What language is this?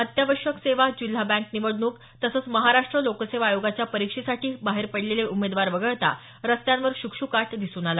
Marathi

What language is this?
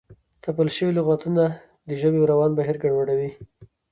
Pashto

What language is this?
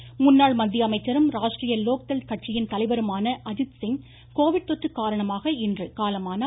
Tamil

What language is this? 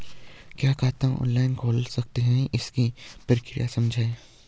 Hindi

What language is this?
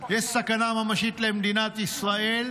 Hebrew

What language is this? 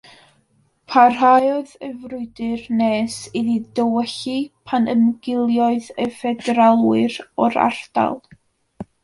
Welsh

